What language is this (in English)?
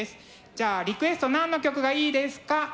Japanese